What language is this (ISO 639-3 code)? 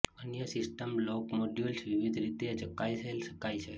guj